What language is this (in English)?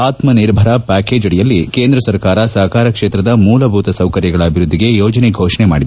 Kannada